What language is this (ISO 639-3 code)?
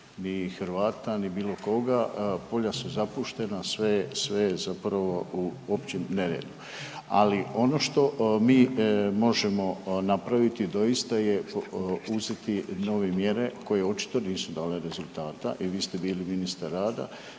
hrv